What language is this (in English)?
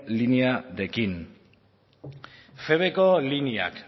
Basque